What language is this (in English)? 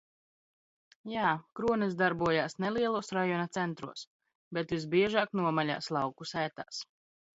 Latvian